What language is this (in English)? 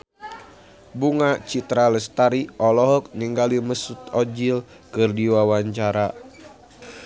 Sundanese